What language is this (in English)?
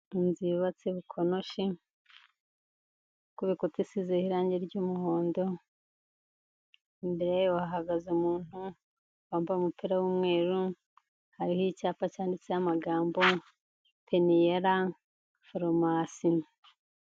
Kinyarwanda